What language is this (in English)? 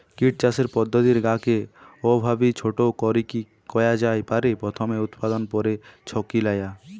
Bangla